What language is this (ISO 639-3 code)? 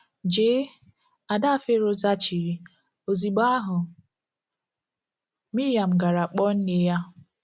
ibo